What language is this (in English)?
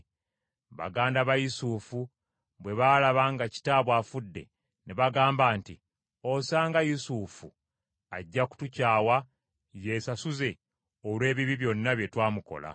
Ganda